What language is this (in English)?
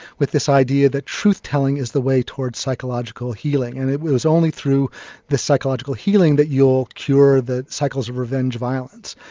English